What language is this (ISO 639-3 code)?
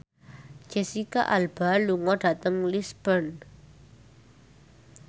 jav